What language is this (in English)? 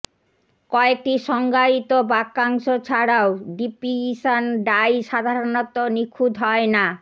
Bangla